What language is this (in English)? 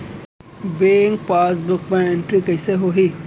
Chhattisgarhi